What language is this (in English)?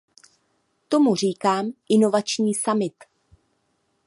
Czech